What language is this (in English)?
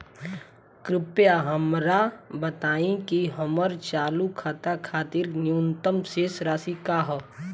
Bhojpuri